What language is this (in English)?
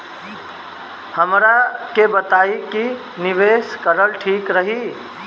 Bhojpuri